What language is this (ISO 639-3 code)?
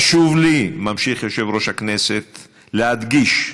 heb